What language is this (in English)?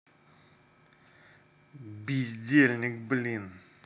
Russian